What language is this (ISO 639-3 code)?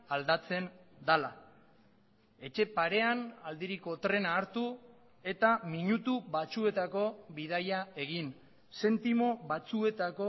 eus